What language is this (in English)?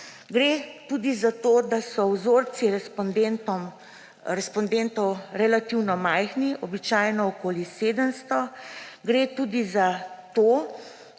Slovenian